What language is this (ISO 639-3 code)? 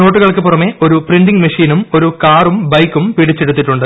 mal